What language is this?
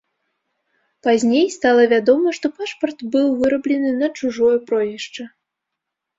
Belarusian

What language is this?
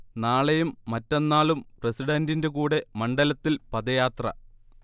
Malayalam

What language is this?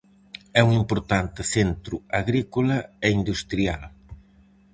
Galician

